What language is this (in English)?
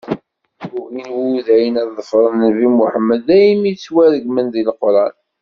Kabyle